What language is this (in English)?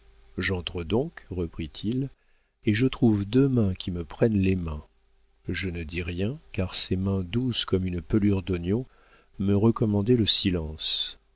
French